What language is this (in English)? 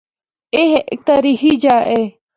Northern Hindko